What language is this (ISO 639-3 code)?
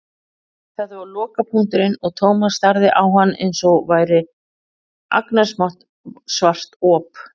isl